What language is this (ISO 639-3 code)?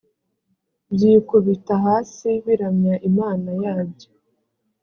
kin